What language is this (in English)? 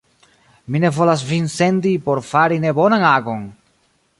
Esperanto